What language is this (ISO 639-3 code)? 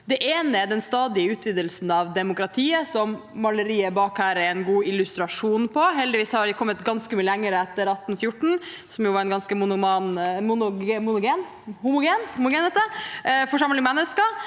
nor